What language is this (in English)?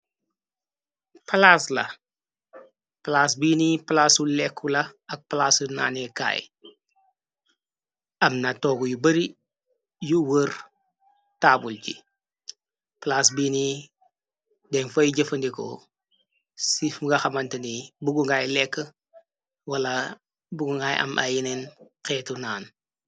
Wolof